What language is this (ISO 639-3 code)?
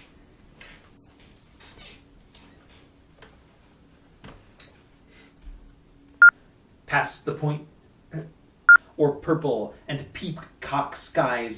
eng